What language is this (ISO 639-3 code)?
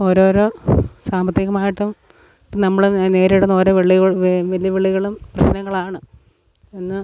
mal